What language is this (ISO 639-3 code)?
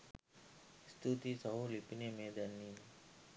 sin